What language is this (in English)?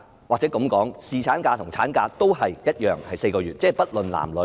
Cantonese